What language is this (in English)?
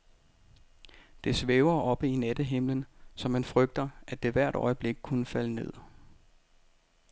Danish